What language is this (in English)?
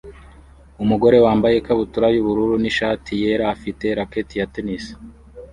Kinyarwanda